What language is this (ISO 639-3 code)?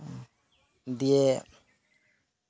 sat